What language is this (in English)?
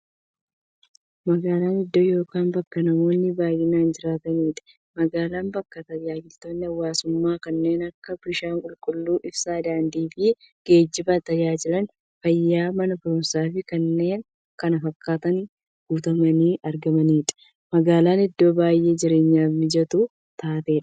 Oromo